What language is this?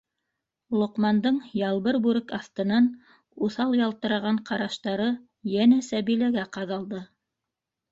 Bashkir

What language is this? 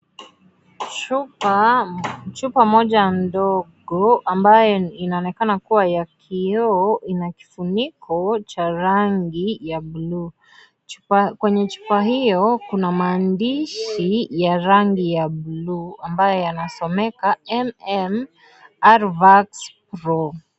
Swahili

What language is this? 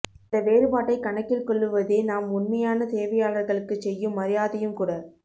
Tamil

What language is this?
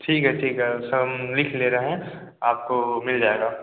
Hindi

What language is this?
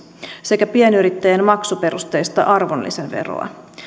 Finnish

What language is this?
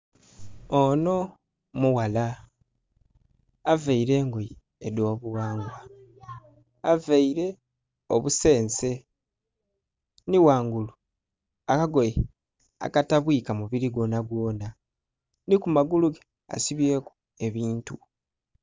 Soga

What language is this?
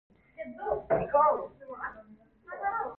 Cantonese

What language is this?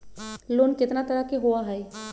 Magahi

